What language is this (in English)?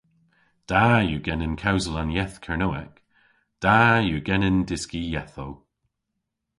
Cornish